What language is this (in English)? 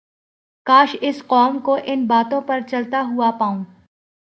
Urdu